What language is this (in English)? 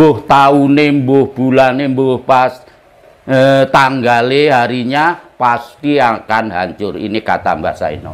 Indonesian